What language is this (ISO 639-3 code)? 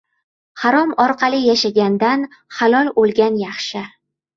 uzb